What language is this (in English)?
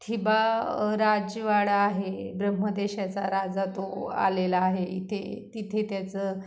Marathi